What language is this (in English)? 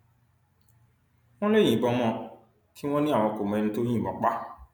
Yoruba